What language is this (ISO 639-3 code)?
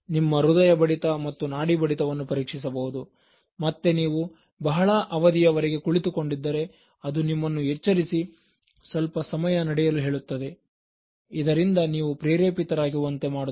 kan